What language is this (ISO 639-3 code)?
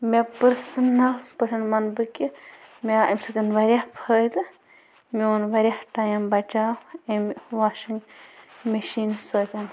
kas